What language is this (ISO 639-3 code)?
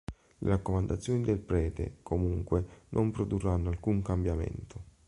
ita